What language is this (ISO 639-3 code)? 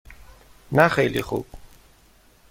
fas